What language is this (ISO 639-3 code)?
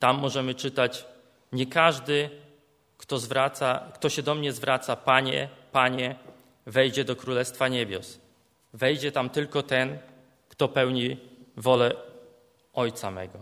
pol